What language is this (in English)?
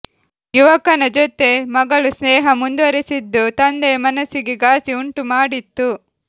Kannada